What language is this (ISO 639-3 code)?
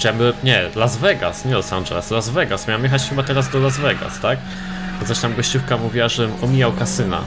pol